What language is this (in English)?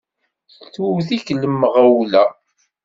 Kabyle